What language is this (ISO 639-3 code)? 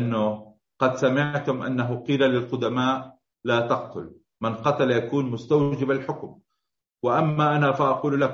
ara